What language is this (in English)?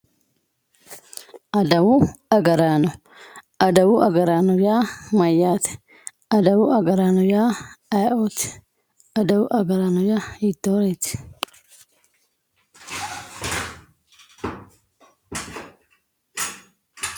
Sidamo